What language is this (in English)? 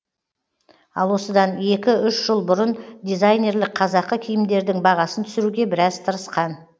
Kazakh